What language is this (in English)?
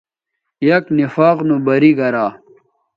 Bateri